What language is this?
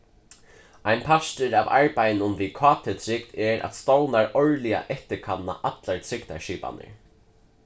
Faroese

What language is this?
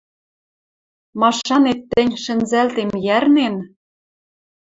Western Mari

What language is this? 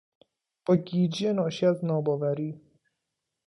Persian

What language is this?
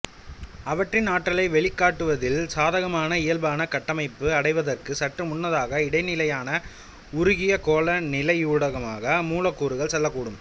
Tamil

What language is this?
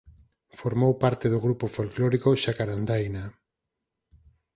Galician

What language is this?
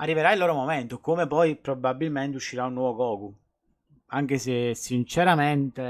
Italian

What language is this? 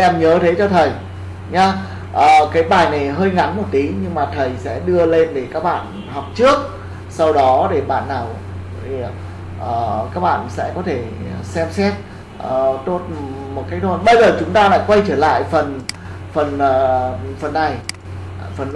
Vietnamese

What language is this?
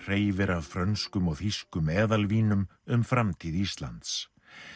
Icelandic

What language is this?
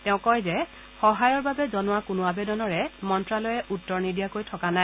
Assamese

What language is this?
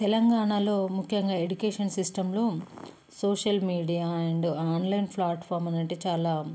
Telugu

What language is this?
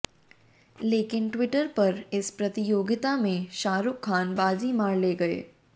Hindi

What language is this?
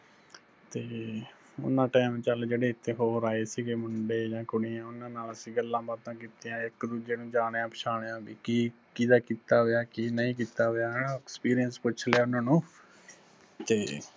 Punjabi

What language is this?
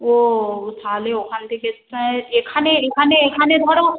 Bangla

